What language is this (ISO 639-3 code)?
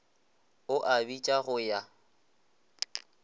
nso